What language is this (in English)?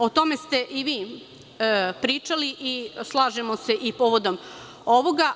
Serbian